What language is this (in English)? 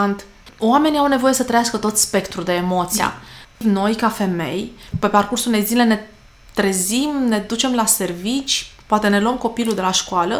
Romanian